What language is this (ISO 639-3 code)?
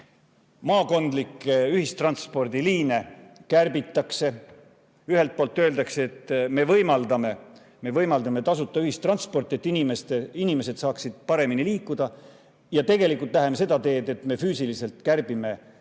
est